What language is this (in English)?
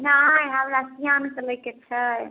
Maithili